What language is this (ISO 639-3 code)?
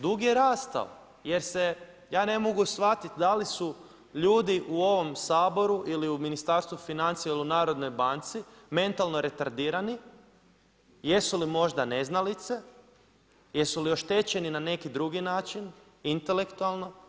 hrv